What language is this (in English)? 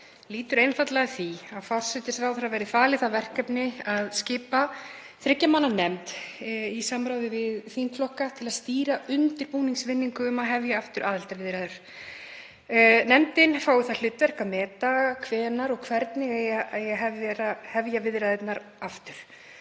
Icelandic